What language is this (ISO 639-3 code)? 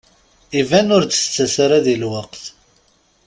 kab